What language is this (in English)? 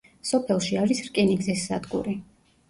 Georgian